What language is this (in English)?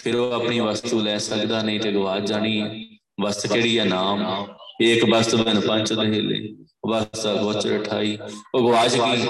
Punjabi